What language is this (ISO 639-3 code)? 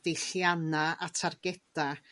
cym